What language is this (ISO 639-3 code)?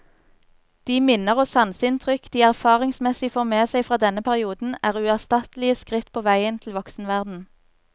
nor